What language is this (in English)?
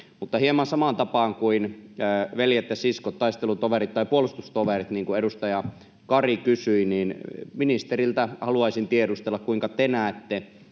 Finnish